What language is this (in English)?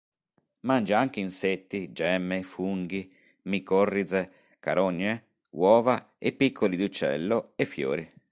Italian